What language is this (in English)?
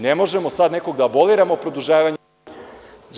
Serbian